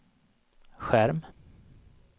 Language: Swedish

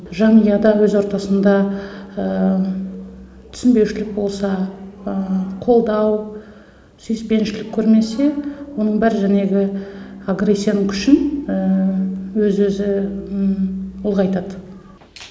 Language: Kazakh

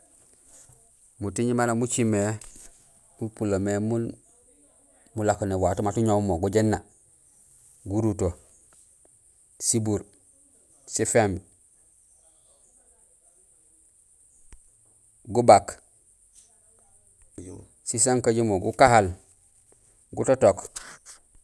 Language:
Gusilay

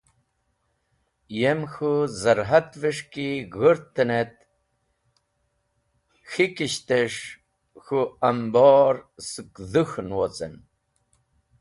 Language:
Wakhi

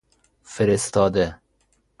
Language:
Persian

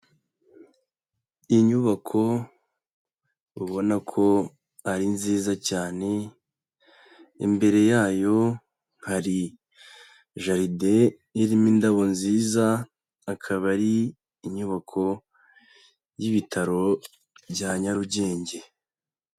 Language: Kinyarwanda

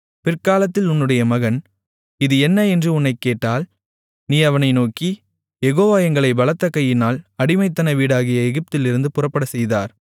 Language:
Tamil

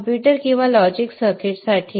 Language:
Marathi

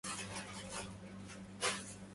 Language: Arabic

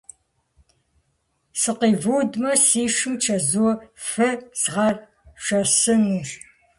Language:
Kabardian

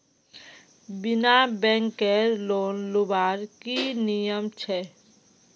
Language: Magahi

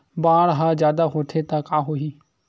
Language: Chhattisgarhi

